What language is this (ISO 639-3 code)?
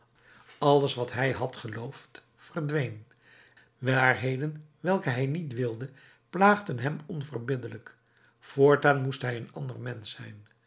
nld